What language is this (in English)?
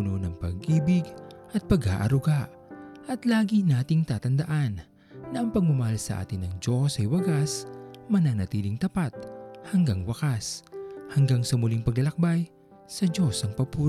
Filipino